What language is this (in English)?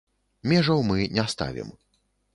Belarusian